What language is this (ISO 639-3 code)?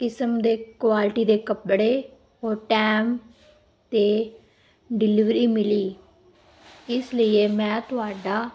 pan